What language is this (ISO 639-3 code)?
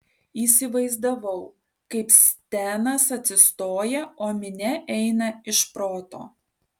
lit